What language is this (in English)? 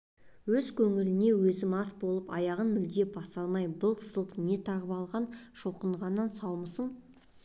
Kazakh